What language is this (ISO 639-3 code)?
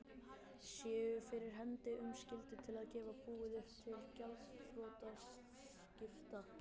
isl